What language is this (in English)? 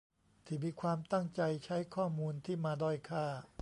Thai